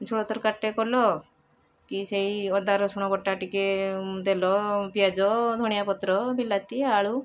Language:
Odia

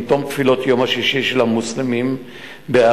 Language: Hebrew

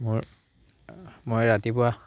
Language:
Assamese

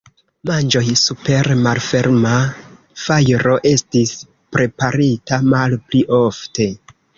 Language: Esperanto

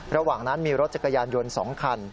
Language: Thai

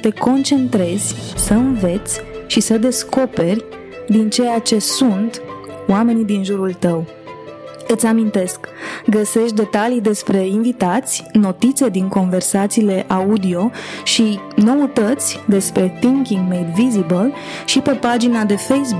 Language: Romanian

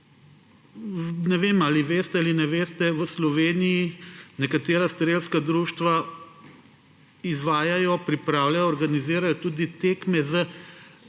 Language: Slovenian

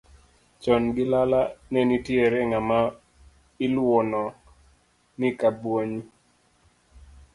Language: Luo (Kenya and Tanzania)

